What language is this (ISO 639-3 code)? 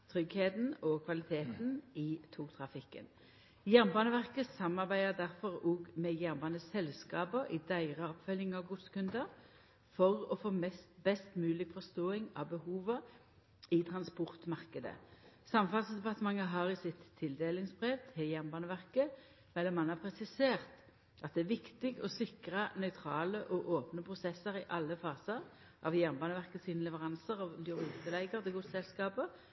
nno